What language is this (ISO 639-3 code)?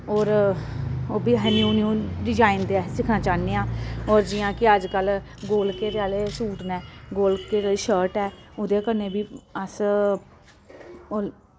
doi